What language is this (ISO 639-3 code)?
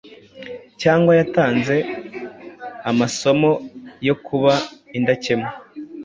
kin